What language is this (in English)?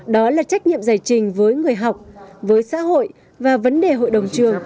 Vietnamese